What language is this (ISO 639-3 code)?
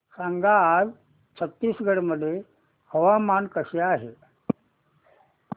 mar